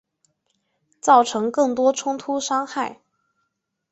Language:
Chinese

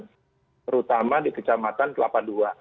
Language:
Indonesian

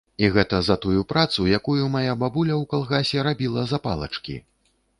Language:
Belarusian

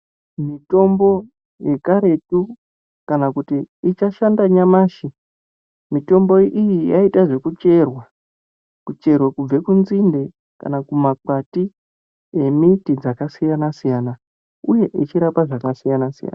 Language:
Ndau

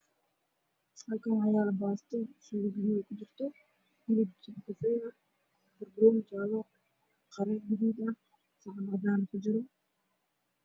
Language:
Somali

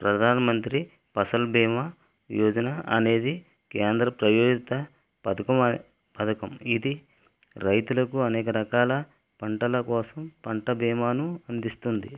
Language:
Telugu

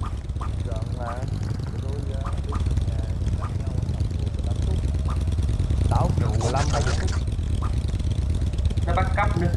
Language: Vietnamese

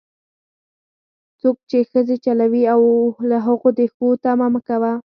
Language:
Pashto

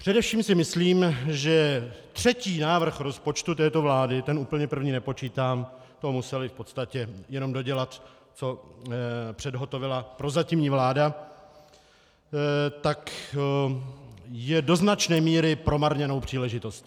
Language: Czech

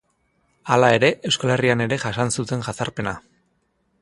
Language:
Basque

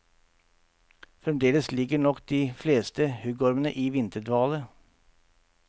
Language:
Norwegian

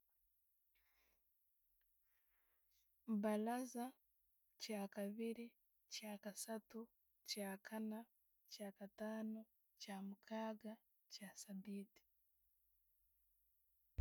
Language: Tooro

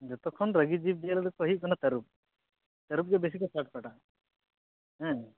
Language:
Santali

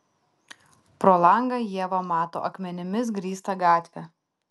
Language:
Lithuanian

